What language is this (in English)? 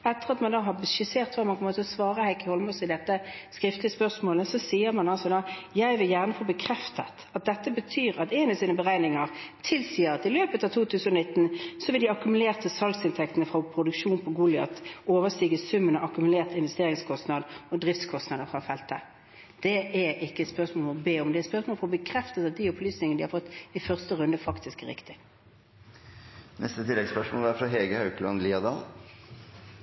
Norwegian